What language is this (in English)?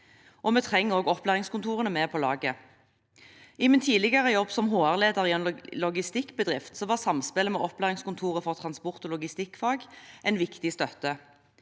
Norwegian